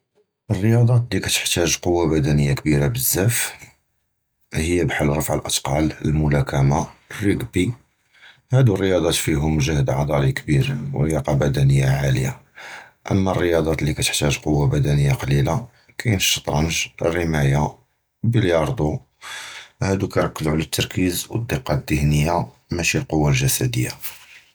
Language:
Judeo-Arabic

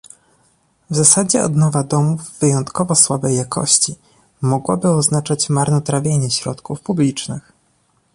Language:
Polish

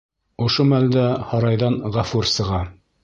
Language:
Bashkir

